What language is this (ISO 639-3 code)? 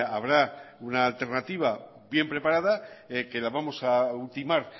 spa